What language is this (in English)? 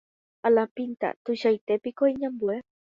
Guarani